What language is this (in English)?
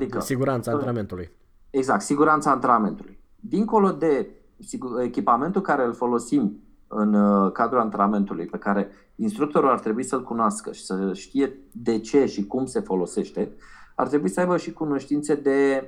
Romanian